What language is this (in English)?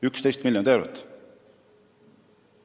Estonian